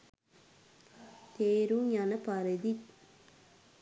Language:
Sinhala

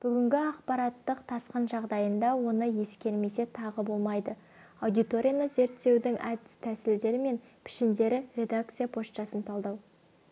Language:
Kazakh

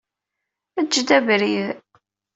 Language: Kabyle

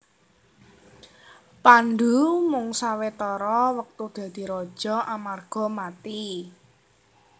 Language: Javanese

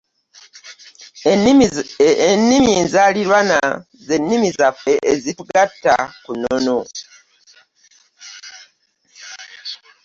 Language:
Ganda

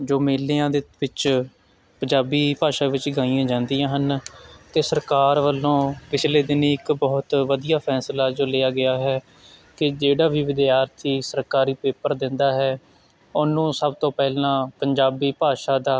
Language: Punjabi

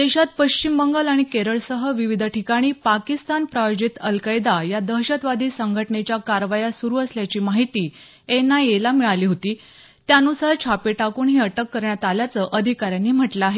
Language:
Marathi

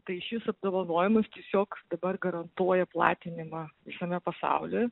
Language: Lithuanian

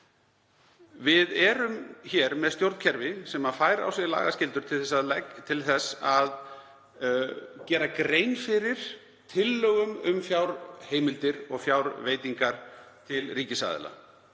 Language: Icelandic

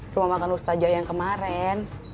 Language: Indonesian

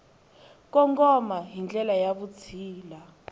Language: Tsonga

